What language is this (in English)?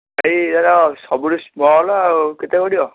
Odia